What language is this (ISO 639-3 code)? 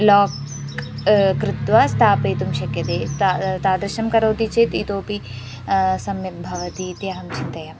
san